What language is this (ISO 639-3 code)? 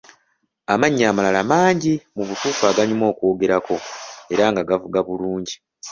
lug